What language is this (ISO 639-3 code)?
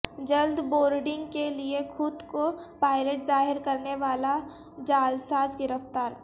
urd